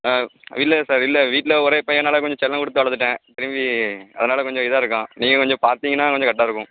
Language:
Tamil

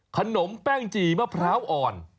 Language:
Thai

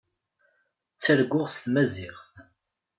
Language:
Kabyle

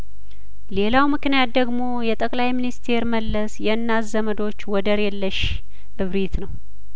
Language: Amharic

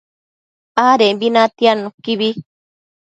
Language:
Matsés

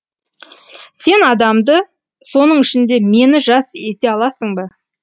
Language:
Kazakh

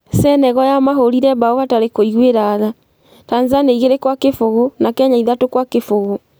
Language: Kikuyu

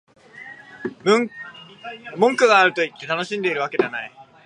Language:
Japanese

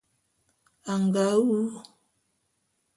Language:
Bulu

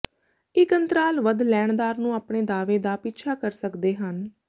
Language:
Punjabi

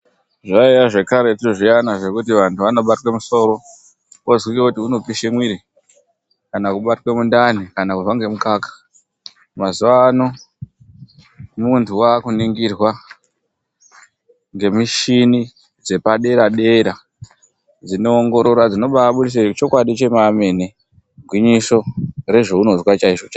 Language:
Ndau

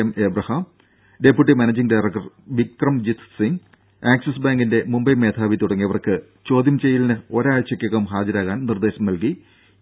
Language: Malayalam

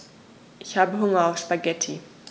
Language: German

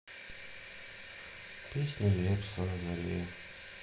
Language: Russian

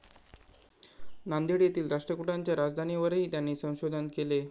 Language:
Marathi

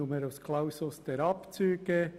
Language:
Swiss German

